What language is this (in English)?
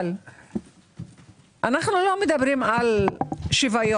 Hebrew